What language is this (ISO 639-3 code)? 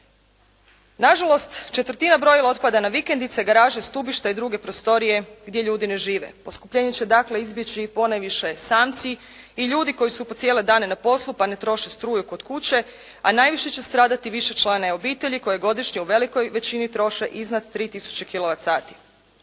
hrv